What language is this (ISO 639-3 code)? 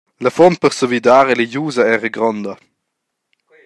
roh